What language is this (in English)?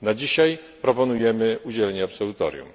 Polish